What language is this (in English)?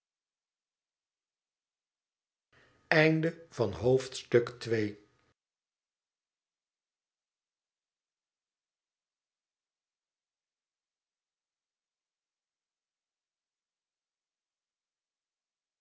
Dutch